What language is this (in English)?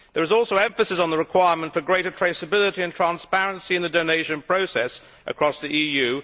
English